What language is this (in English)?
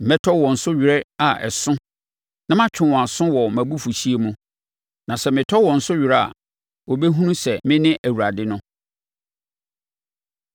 Akan